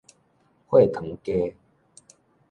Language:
Min Nan Chinese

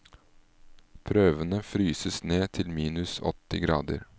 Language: Norwegian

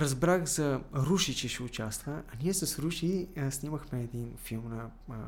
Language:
Bulgarian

